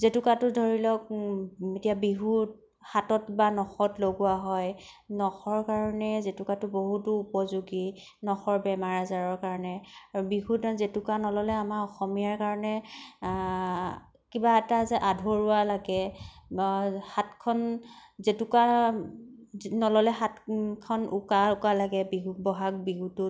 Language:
Assamese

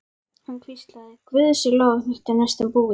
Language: Icelandic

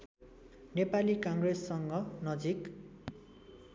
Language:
Nepali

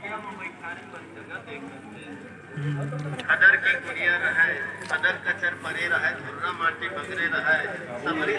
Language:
Hindi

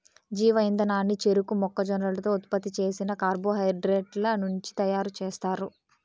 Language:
Telugu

